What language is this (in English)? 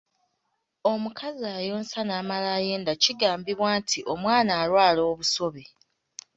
Ganda